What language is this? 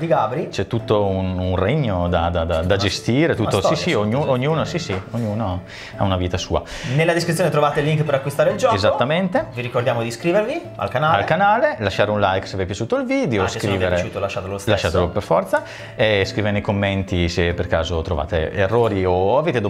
Italian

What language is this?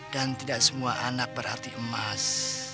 Indonesian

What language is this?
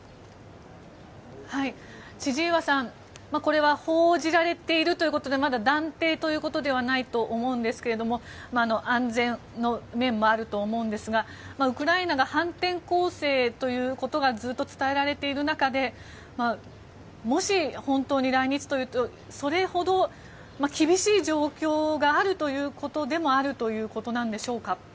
Japanese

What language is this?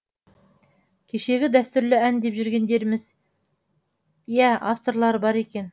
Kazakh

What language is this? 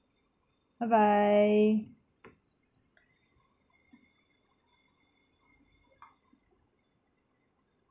English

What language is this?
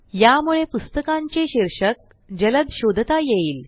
Marathi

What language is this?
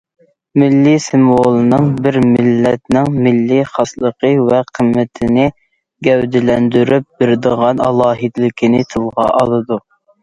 Uyghur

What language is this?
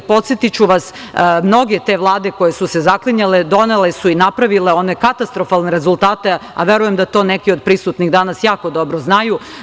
Serbian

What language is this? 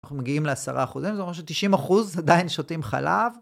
Hebrew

